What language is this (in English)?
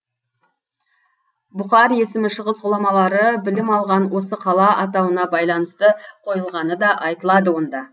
Kazakh